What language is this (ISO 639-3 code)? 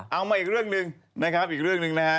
tha